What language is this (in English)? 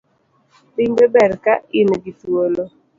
Luo (Kenya and Tanzania)